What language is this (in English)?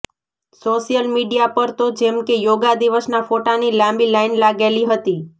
Gujarati